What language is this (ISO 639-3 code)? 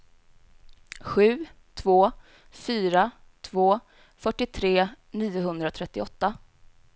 swe